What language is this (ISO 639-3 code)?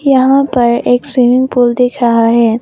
hin